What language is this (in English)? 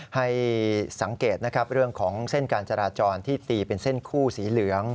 Thai